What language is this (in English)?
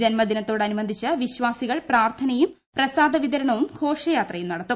Malayalam